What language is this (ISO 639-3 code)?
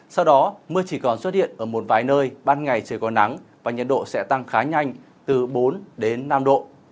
vie